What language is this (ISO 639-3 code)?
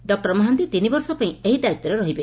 ori